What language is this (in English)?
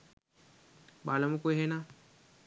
Sinhala